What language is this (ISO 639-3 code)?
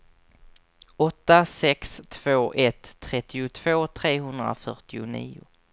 swe